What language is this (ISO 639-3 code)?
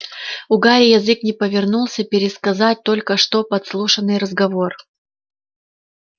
rus